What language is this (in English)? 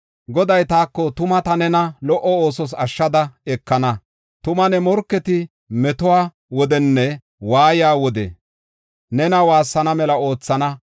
Gofa